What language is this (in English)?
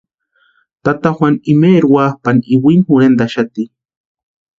Western Highland Purepecha